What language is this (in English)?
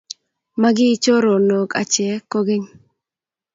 Kalenjin